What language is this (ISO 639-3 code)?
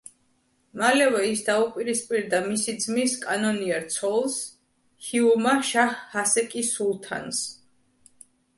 kat